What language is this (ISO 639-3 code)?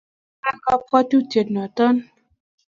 kln